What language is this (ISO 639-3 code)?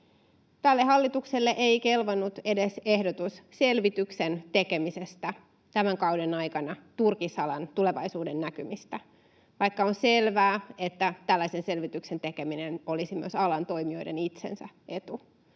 fin